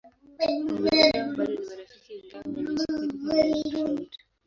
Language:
Swahili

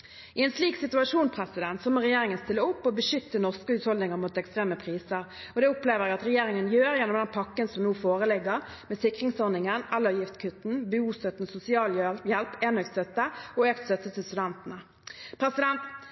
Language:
Norwegian Bokmål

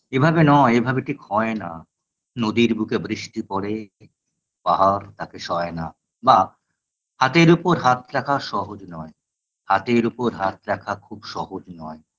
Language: Bangla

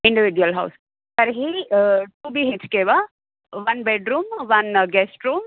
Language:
Sanskrit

